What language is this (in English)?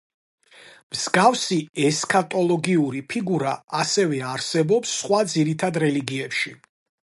Georgian